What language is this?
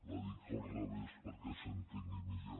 Catalan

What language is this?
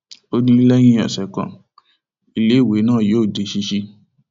Yoruba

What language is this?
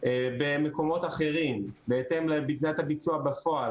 Hebrew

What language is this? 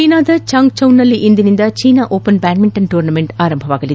Kannada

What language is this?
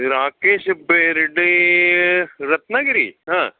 Marathi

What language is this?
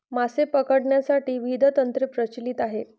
Marathi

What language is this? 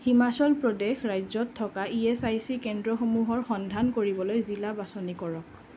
Assamese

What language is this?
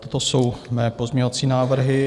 Czech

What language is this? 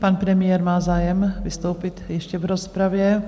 Czech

